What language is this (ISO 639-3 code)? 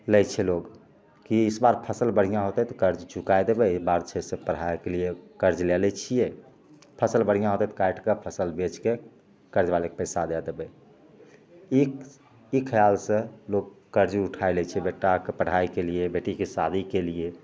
mai